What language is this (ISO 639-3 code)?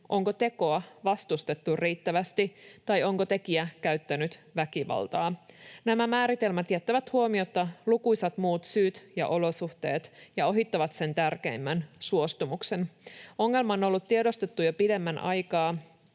fin